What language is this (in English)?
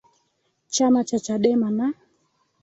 Swahili